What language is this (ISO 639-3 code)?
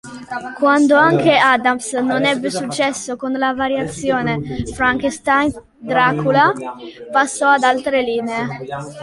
ita